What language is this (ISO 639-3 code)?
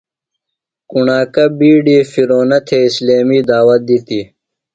phl